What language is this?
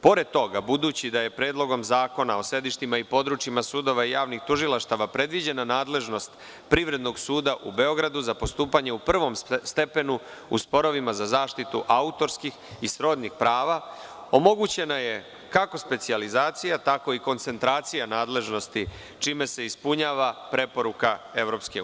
Serbian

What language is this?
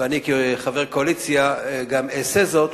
Hebrew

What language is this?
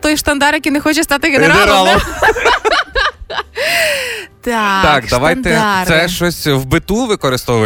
Ukrainian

